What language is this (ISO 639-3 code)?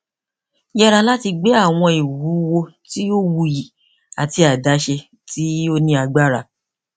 yor